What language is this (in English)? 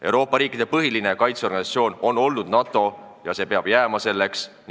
Estonian